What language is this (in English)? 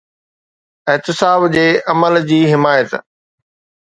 Sindhi